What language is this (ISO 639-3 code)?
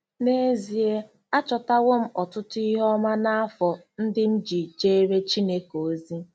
ibo